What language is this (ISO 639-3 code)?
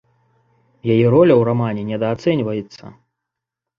bel